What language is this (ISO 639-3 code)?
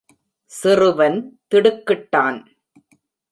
tam